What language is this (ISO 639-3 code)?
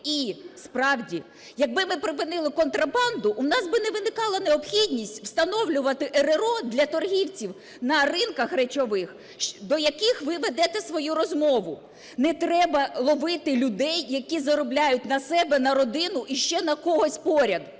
ukr